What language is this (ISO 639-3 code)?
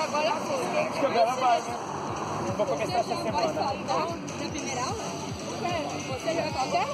por